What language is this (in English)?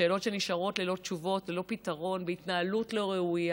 Hebrew